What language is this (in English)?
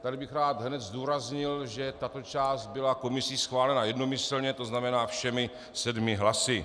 Czech